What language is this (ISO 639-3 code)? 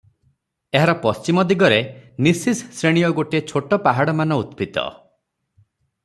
ori